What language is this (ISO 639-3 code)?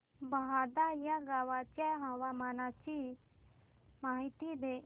mar